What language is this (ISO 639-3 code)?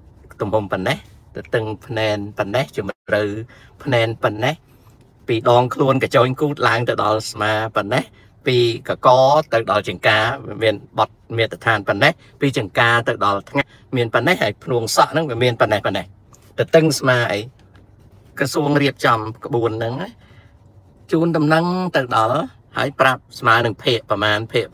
tha